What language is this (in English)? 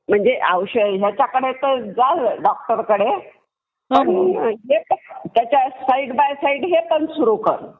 Marathi